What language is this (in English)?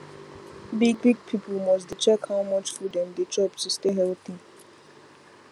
Nigerian Pidgin